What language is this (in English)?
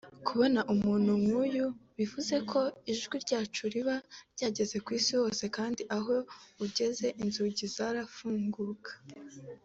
Kinyarwanda